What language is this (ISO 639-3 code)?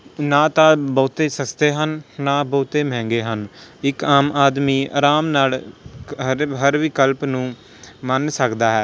pan